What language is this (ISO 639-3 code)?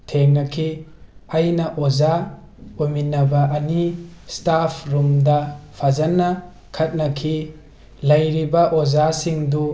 mni